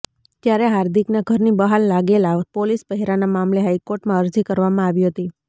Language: Gujarati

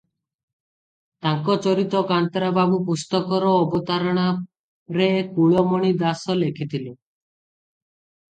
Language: Odia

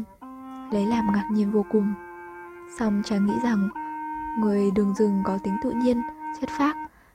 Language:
Vietnamese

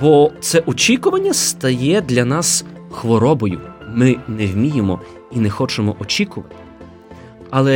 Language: Ukrainian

